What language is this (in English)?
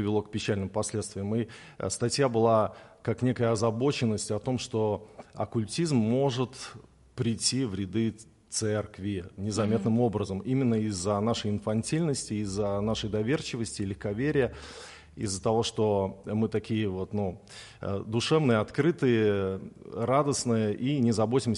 Russian